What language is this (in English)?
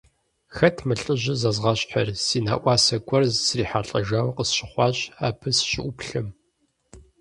Kabardian